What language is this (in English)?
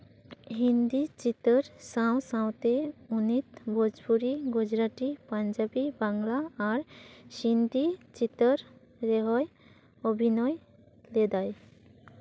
Santali